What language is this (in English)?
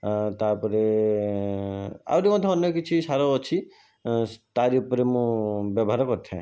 Odia